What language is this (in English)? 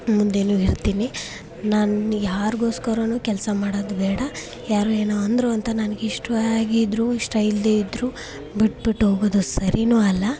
Kannada